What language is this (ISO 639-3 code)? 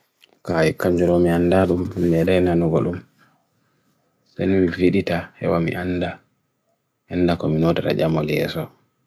fui